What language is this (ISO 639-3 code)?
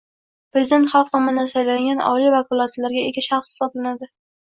uzb